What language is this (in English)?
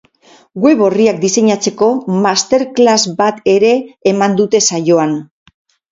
Basque